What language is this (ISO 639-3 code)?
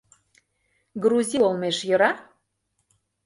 chm